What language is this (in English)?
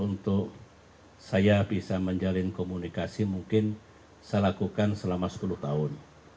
Indonesian